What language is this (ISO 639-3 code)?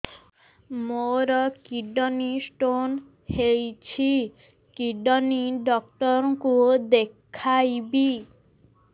ori